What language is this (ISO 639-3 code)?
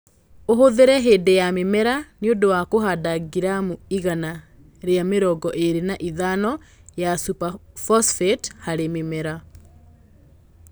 kik